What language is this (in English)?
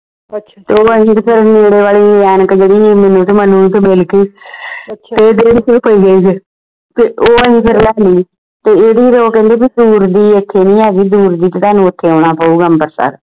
Punjabi